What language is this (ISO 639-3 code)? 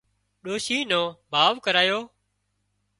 kxp